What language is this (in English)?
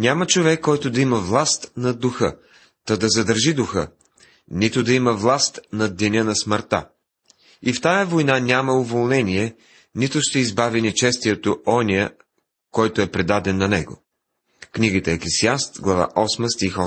Bulgarian